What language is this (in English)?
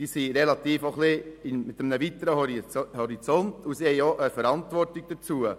Swiss German